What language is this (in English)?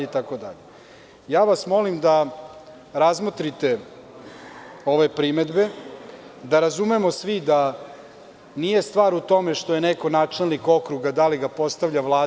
Serbian